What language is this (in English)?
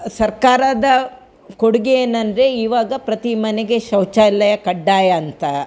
Kannada